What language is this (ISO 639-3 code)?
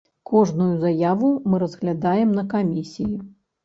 bel